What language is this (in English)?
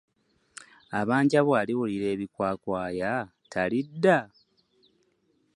Ganda